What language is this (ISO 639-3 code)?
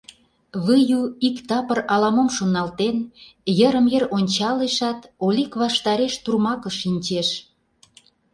chm